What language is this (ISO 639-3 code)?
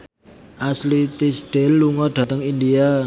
jav